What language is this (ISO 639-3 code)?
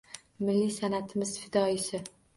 uzb